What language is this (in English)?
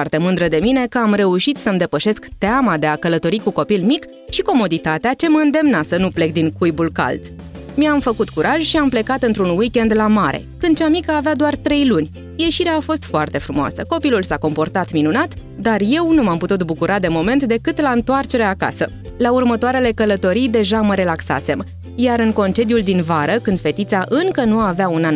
Romanian